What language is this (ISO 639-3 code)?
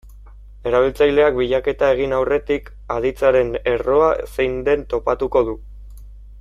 eus